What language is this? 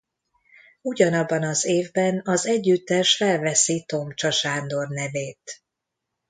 Hungarian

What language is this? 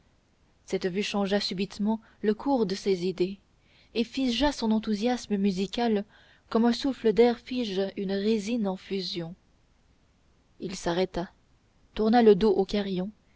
French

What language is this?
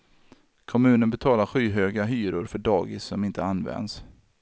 Swedish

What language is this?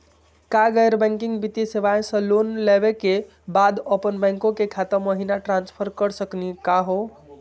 Magahi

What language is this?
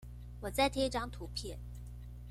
Chinese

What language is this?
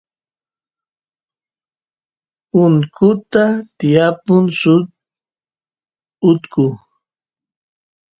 Santiago del Estero Quichua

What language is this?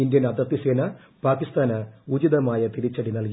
Malayalam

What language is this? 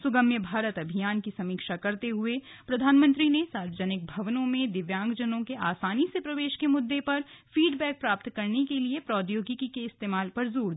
Hindi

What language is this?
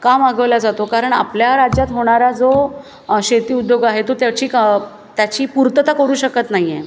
Marathi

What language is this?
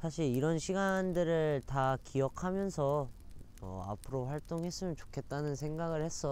Korean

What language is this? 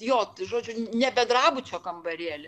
Lithuanian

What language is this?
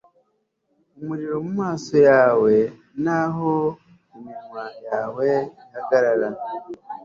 Kinyarwanda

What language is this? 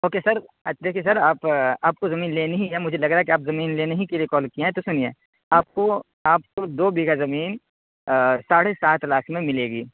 Urdu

